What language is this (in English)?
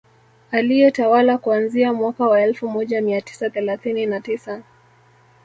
Swahili